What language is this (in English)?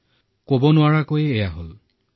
Assamese